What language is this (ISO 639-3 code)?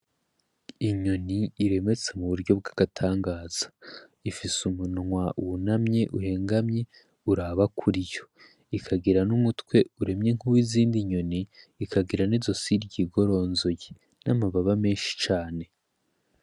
run